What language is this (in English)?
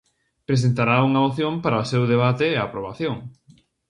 Galician